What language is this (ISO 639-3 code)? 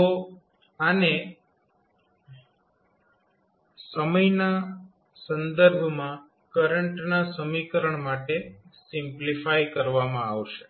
guj